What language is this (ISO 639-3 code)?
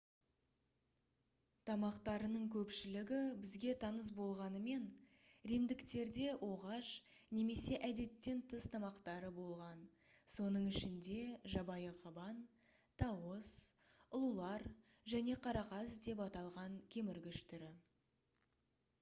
kaz